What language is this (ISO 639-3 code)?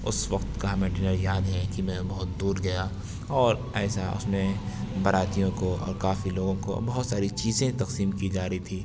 urd